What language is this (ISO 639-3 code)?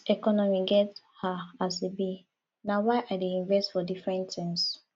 pcm